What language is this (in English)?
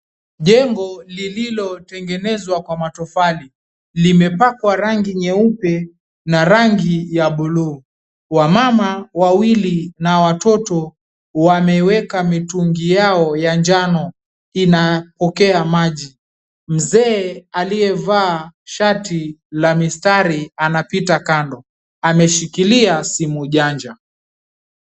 Swahili